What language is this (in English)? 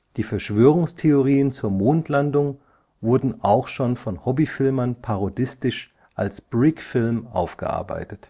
German